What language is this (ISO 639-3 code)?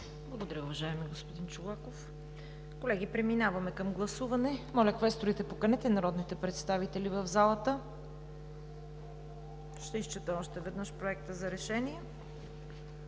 bul